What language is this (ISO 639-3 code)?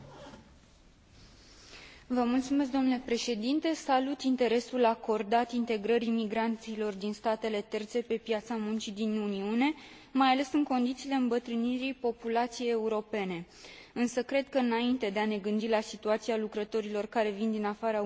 ron